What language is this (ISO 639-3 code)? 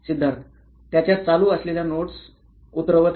mar